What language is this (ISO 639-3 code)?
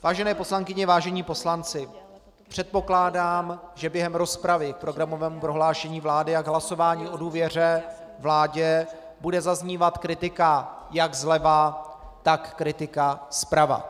ces